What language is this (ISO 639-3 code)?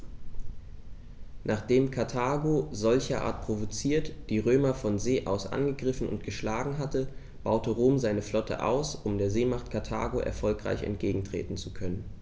deu